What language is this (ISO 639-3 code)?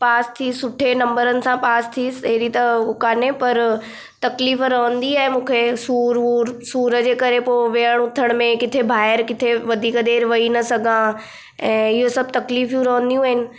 snd